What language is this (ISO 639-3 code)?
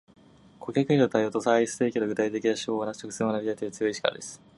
jpn